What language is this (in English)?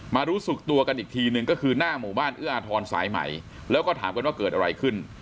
Thai